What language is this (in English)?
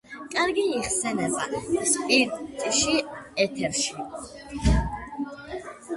Georgian